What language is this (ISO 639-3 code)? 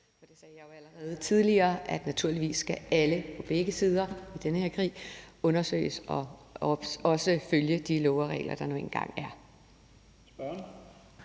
dan